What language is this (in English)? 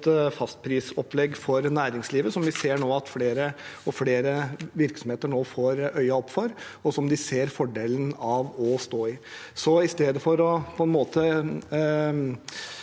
Norwegian